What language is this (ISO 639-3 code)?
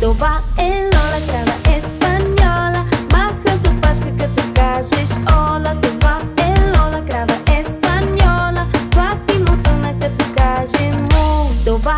bul